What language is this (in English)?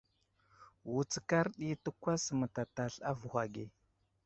Wuzlam